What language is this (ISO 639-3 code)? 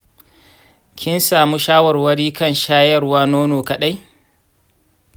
hau